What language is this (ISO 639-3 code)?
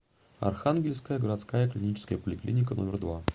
rus